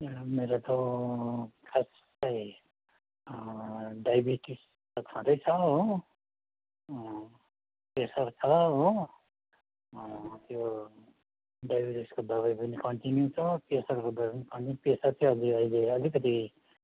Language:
Nepali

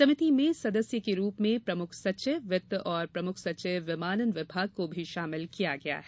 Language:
Hindi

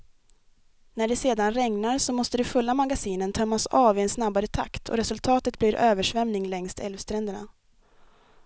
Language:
Swedish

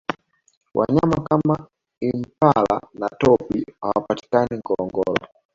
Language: Swahili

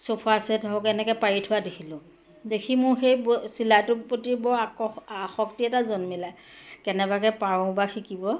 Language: Assamese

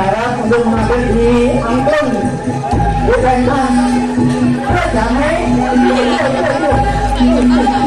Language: Thai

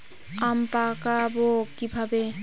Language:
Bangla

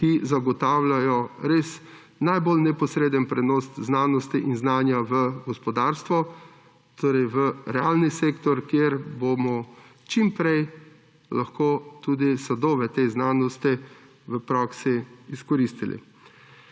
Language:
Slovenian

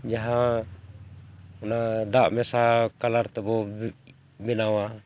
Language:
Santali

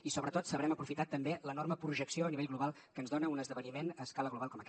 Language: Catalan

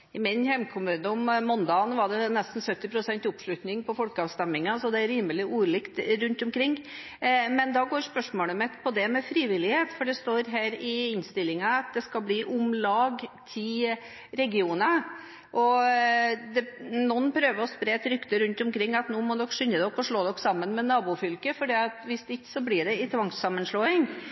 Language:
Norwegian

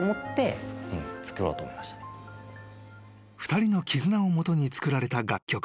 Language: Japanese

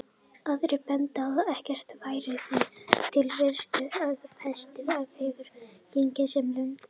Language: Icelandic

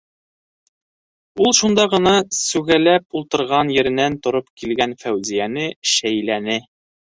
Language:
Bashkir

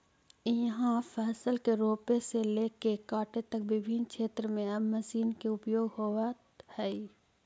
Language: Magahi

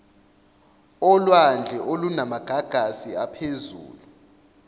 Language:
Zulu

